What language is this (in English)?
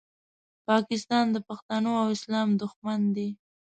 Pashto